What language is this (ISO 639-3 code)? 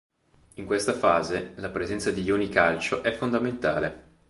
ita